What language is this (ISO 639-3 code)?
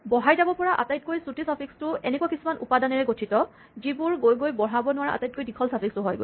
asm